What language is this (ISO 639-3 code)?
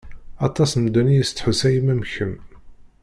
kab